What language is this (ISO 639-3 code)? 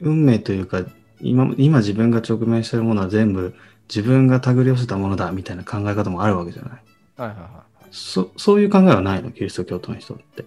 jpn